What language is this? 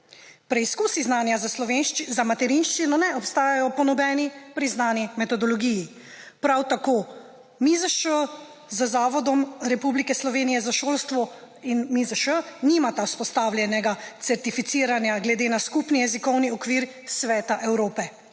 Slovenian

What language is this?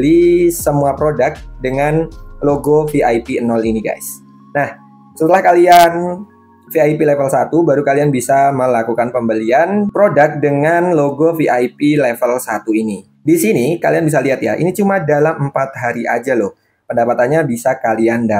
Indonesian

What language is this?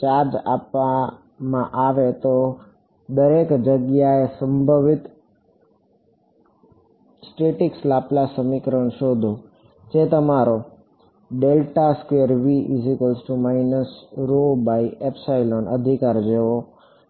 Gujarati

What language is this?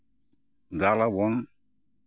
Santali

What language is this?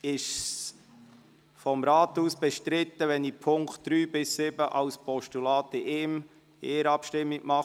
Swiss German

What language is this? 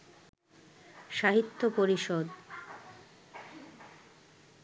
Bangla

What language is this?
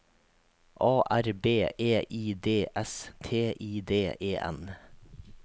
Norwegian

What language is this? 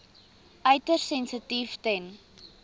Afrikaans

